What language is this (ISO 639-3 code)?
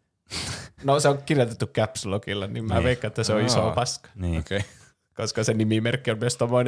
fin